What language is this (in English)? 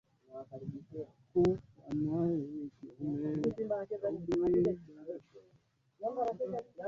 Swahili